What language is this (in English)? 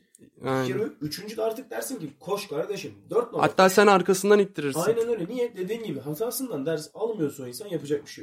Turkish